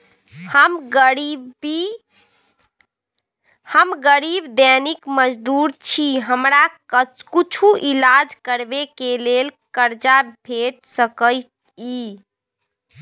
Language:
Maithili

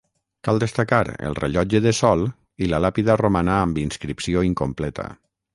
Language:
Catalan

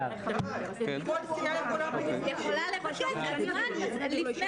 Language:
Hebrew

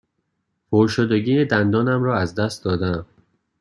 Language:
Persian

